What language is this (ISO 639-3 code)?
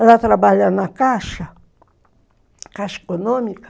por